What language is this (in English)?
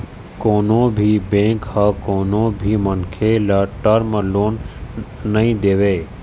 Chhattisgarhi